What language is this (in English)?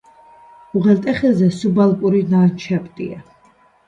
Georgian